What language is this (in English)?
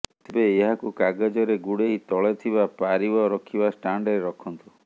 Odia